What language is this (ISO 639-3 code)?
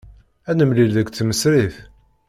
kab